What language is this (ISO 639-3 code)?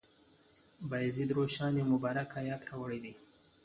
pus